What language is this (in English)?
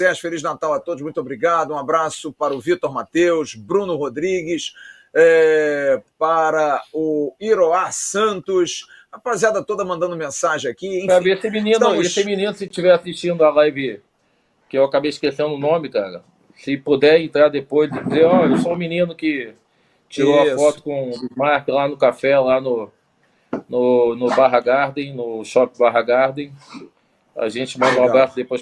Portuguese